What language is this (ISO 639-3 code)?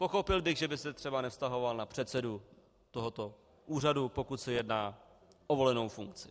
ces